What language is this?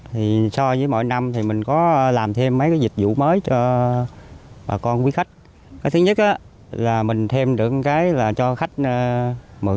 Vietnamese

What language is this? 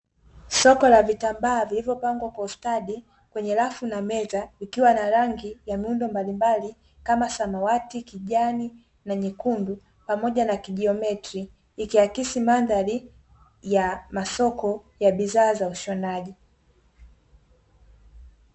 Swahili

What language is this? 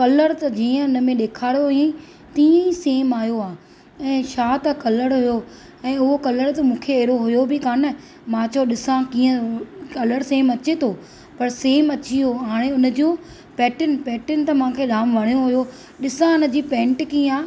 Sindhi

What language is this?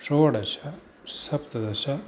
Sanskrit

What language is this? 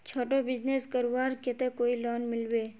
Magahi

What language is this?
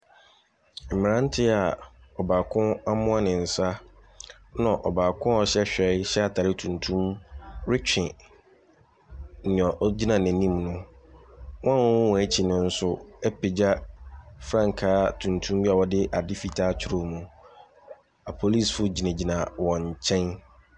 Akan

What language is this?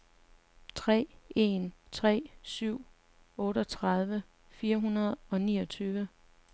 Danish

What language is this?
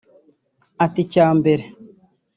Kinyarwanda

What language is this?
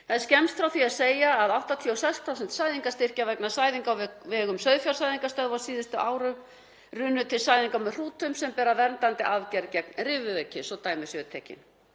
Icelandic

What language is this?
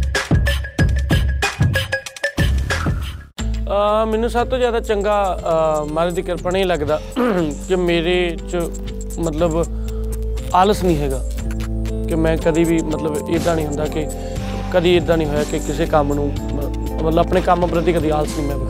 Punjabi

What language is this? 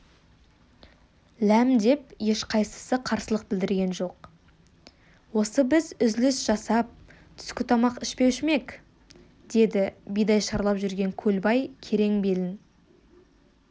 Kazakh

